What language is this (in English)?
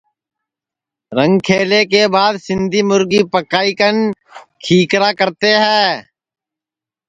Sansi